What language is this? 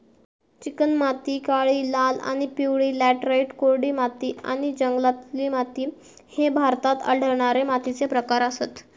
Marathi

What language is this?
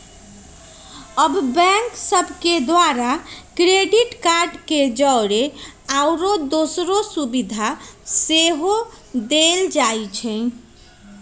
Magahi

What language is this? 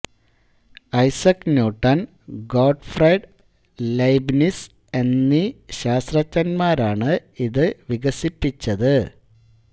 Malayalam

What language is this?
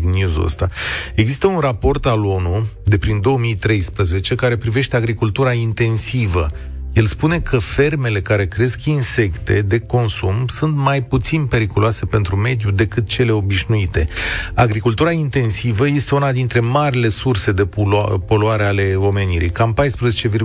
Romanian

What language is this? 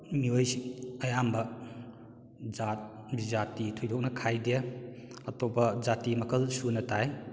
Manipuri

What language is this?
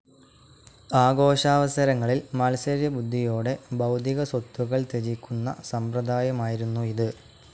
Malayalam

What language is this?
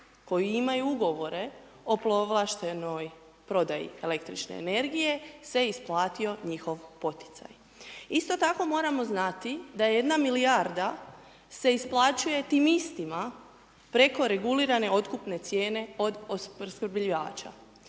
Croatian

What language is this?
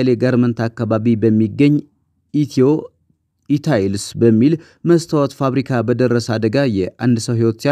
Arabic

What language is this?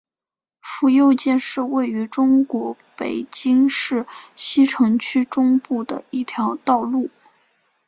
Chinese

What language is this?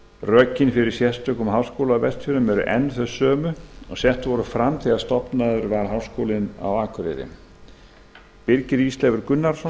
Icelandic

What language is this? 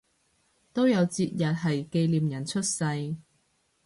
Cantonese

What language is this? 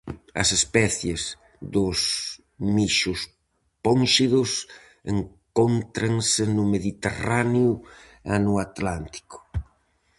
Galician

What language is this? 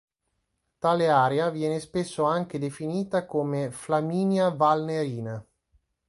Italian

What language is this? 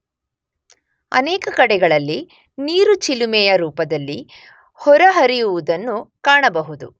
Kannada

